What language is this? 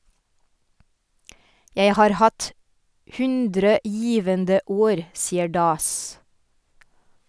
Norwegian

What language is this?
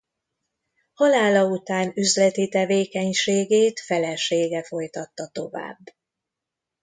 Hungarian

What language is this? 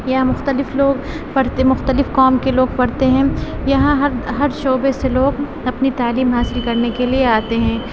Urdu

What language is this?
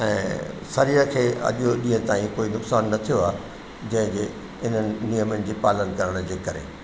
Sindhi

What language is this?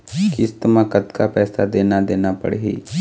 Chhattisgarhi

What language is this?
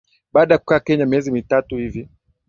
Swahili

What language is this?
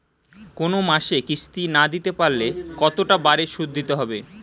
Bangla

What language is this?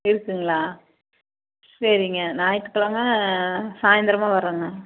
Tamil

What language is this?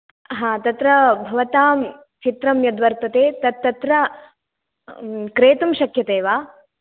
Sanskrit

